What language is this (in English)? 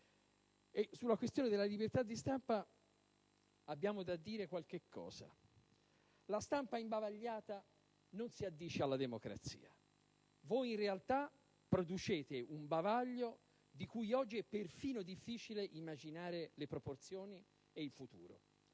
Italian